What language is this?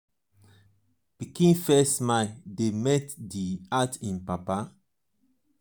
Nigerian Pidgin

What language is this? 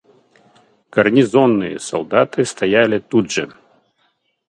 Russian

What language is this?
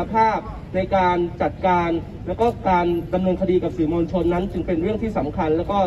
Thai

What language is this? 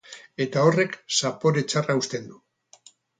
Basque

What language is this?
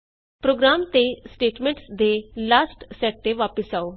Punjabi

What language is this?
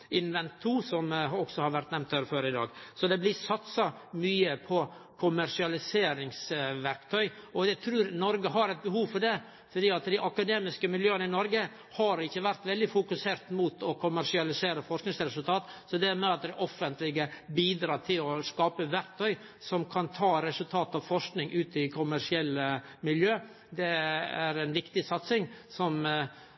Norwegian Nynorsk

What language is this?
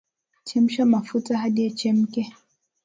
Swahili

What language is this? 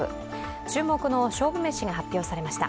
Japanese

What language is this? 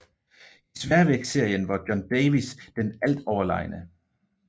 Danish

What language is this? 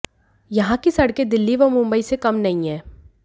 Hindi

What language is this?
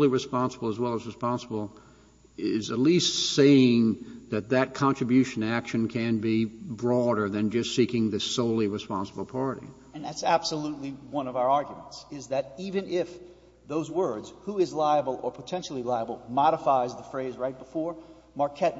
English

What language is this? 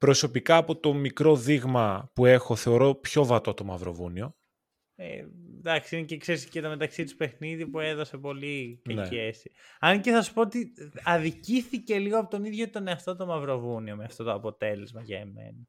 Greek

